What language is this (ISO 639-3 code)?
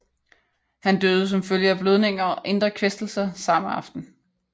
dan